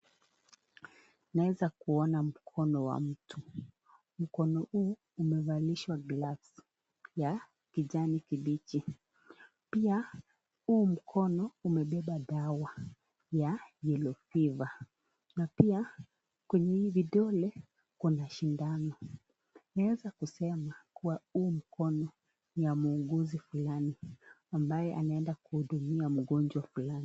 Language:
Swahili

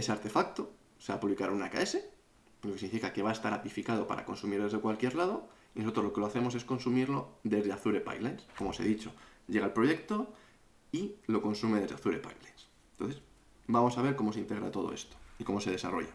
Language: Spanish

